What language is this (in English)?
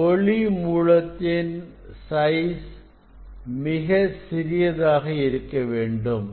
Tamil